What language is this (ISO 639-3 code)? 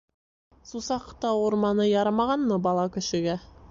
bak